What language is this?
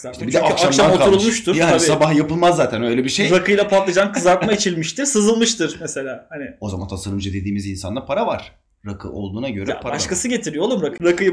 Turkish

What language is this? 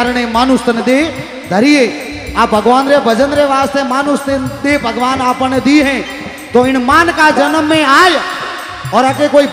Hindi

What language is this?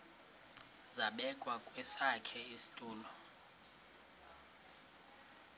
Xhosa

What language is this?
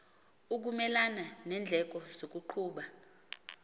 Xhosa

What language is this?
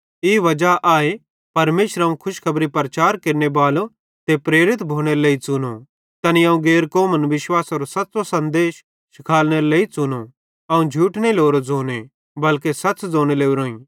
Bhadrawahi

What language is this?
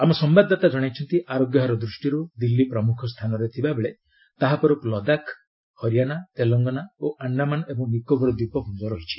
Odia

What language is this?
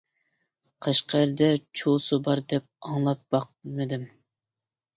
Uyghur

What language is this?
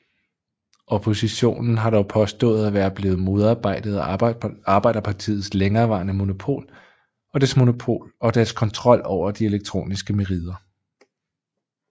Danish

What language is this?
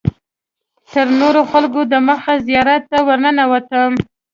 Pashto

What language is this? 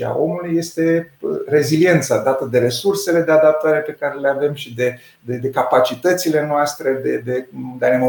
Romanian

